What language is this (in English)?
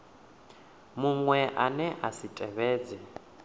Venda